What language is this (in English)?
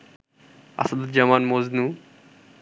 Bangla